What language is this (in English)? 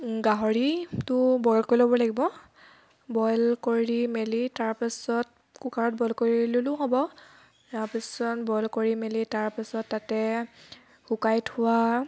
Assamese